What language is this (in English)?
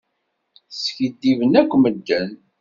Kabyle